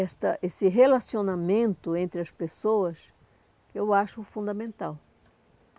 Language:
Portuguese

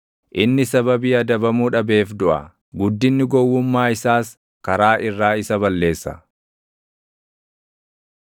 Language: Oromo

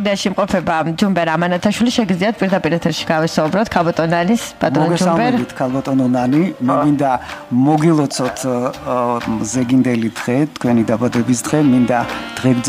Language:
Russian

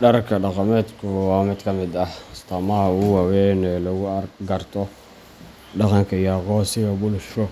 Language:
Somali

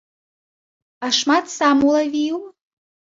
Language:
Belarusian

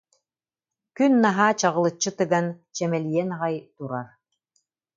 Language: Yakut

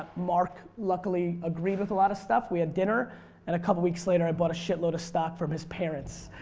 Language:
English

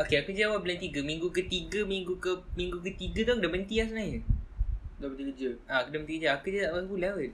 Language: Malay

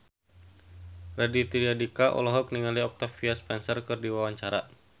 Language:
Sundanese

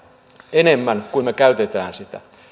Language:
Finnish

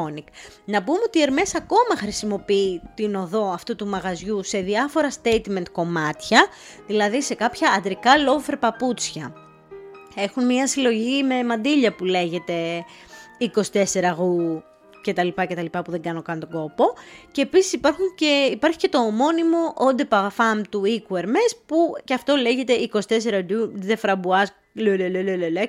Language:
Greek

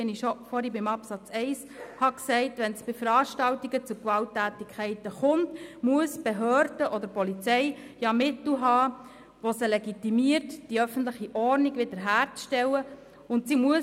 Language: Swiss German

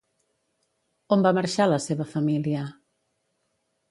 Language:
Catalan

